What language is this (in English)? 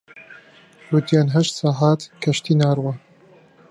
Central Kurdish